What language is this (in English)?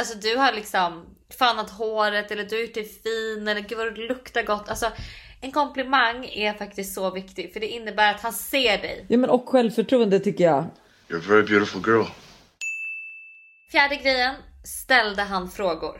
Swedish